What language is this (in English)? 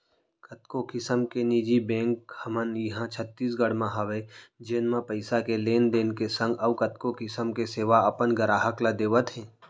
Chhattisgarhi